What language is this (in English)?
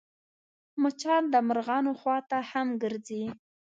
Pashto